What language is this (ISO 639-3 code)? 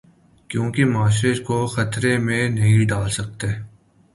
urd